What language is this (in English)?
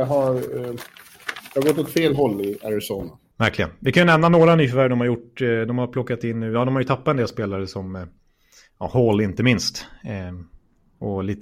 Swedish